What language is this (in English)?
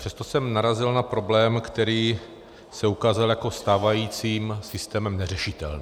Czech